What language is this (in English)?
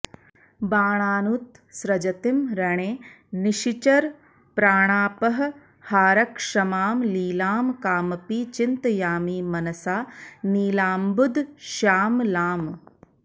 Sanskrit